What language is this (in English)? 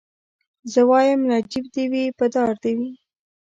Pashto